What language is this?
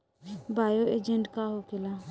Bhojpuri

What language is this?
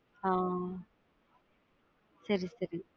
Tamil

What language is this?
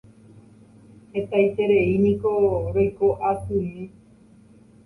Guarani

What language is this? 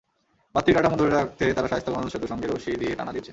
Bangla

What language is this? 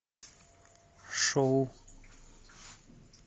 Russian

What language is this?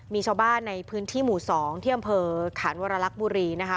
Thai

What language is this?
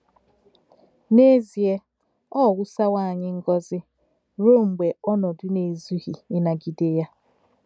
Igbo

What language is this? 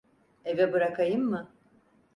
Turkish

